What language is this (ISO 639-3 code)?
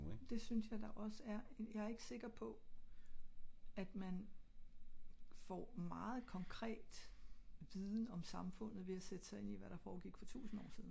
dan